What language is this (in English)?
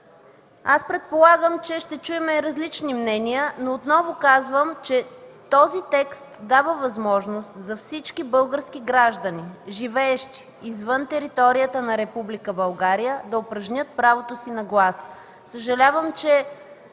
Bulgarian